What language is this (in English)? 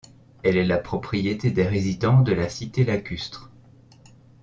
French